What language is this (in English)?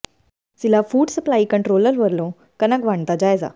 Punjabi